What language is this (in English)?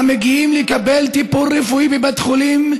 Hebrew